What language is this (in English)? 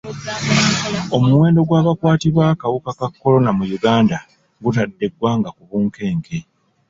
Ganda